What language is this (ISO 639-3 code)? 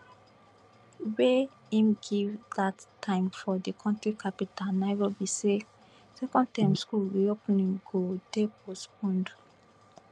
pcm